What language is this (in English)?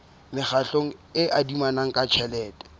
Southern Sotho